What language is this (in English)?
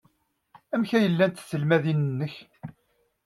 Kabyle